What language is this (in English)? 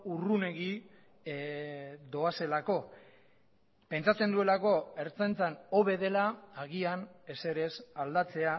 Basque